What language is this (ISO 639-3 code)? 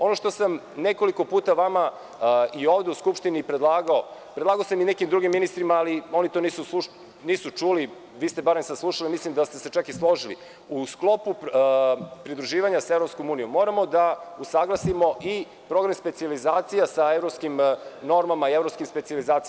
srp